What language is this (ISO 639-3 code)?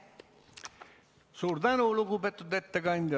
est